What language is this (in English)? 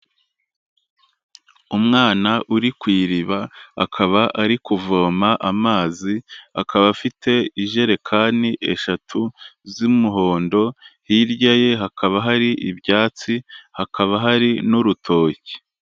Kinyarwanda